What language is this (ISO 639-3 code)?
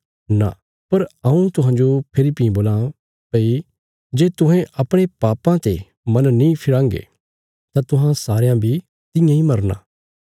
kfs